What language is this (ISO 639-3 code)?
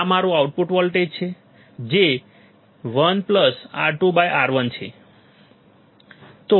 guj